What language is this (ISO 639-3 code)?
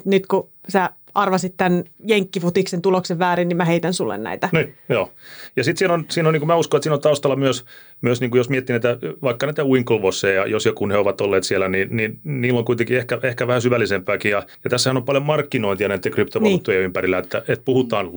fin